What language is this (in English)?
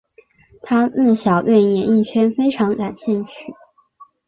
Chinese